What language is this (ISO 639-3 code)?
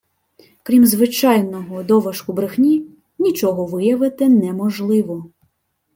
ukr